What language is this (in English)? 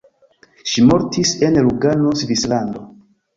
Esperanto